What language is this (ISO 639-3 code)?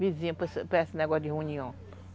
por